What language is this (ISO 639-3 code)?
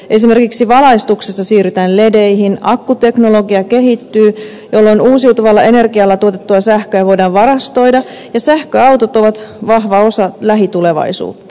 fin